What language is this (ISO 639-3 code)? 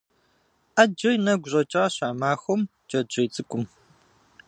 kbd